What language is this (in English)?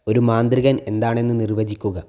Malayalam